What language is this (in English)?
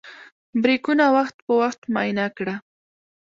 Pashto